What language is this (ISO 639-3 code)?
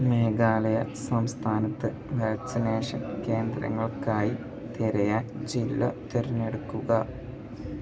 mal